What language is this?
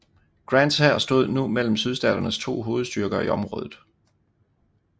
Danish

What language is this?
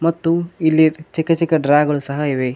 Kannada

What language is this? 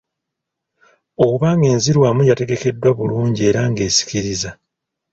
Ganda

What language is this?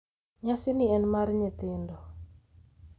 Luo (Kenya and Tanzania)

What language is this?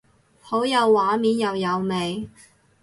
Cantonese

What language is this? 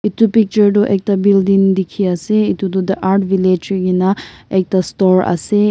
Naga Pidgin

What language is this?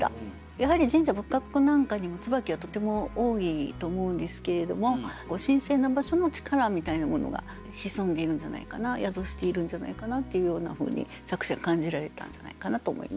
Japanese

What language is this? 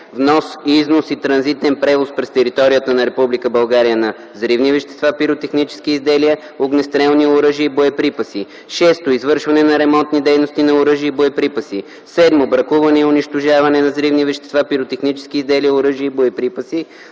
Bulgarian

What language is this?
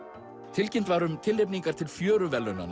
Icelandic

